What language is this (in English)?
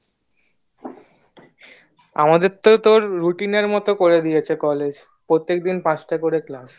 Bangla